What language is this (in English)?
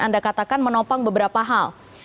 Indonesian